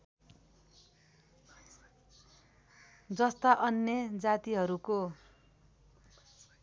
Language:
Nepali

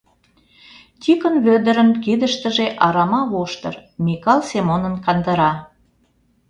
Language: Mari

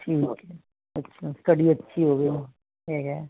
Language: Punjabi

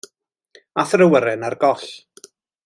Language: Welsh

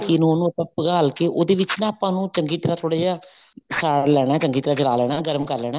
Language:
Punjabi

